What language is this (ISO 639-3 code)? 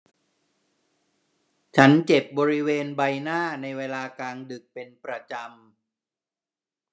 tha